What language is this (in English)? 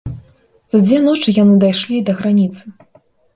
Belarusian